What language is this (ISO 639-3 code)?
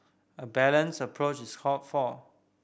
eng